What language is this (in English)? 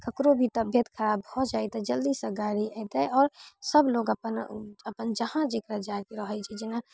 Maithili